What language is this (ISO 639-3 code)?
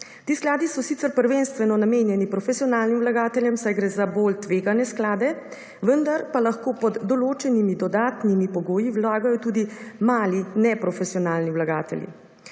slv